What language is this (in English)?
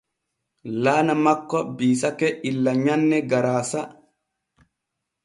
Borgu Fulfulde